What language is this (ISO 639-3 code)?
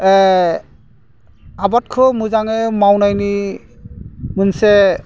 brx